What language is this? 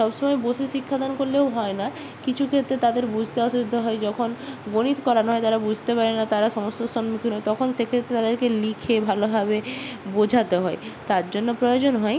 Bangla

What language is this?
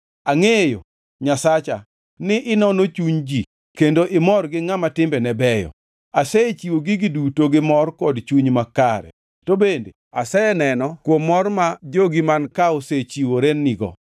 Luo (Kenya and Tanzania)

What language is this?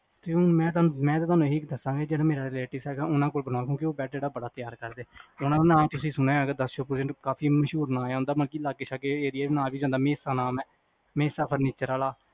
Punjabi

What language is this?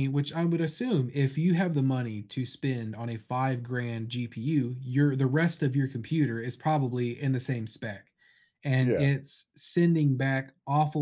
English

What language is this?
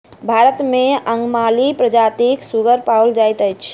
Maithili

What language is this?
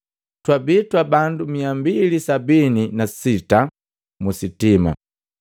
Matengo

